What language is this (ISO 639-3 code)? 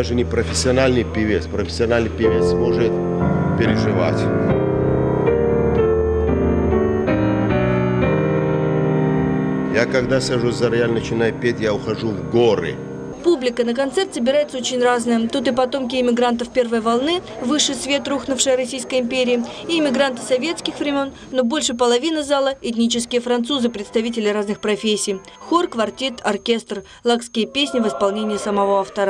rus